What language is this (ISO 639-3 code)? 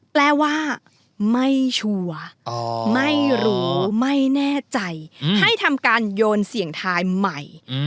tha